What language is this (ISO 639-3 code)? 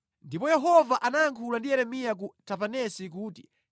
nya